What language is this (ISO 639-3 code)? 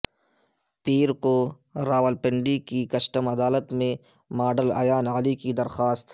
urd